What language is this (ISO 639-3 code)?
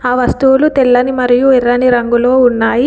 tel